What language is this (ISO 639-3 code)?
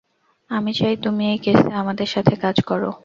ben